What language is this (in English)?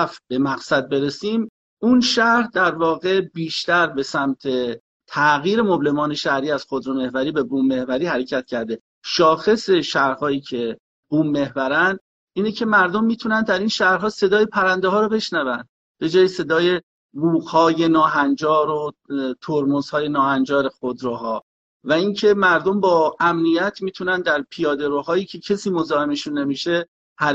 Persian